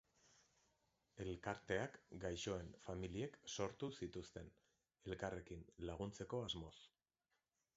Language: Basque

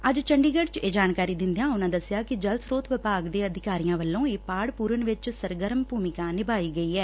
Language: Punjabi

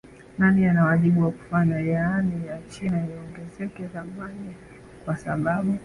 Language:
Swahili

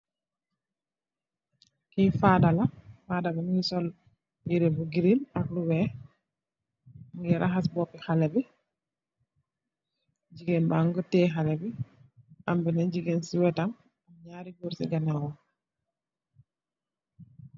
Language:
Wolof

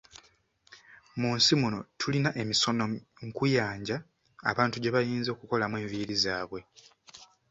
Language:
Ganda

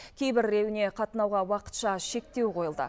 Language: Kazakh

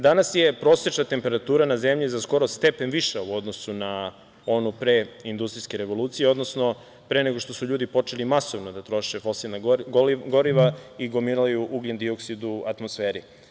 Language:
Serbian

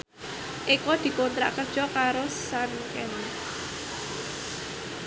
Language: Javanese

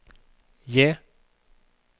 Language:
Norwegian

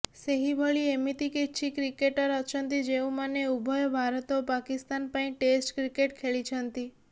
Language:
Odia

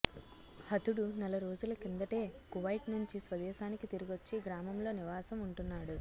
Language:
Telugu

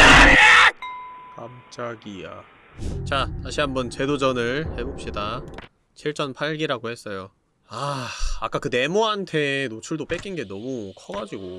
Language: Korean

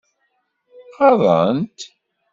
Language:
Kabyle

